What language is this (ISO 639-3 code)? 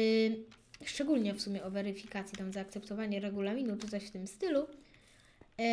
pol